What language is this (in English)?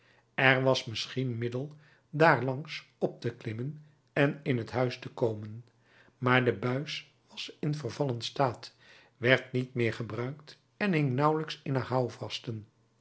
Dutch